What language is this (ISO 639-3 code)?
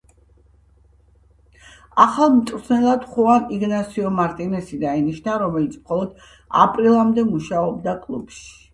kat